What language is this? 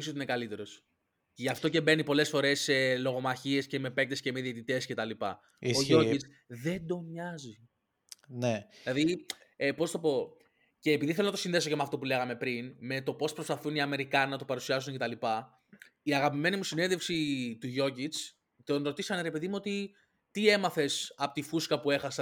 Greek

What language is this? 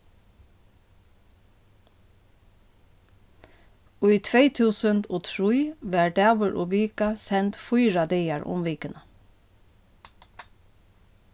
Faroese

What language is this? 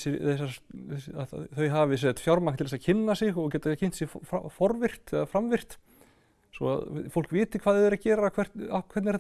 Icelandic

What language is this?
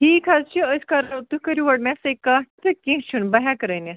Kashmiri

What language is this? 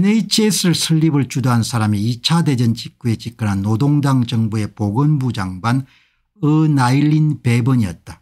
Korean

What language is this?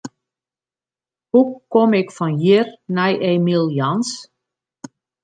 Western Frisian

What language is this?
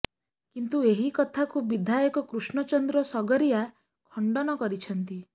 Odia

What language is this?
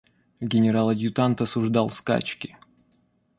Russian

